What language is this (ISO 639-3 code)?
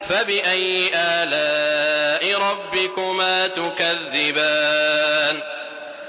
ara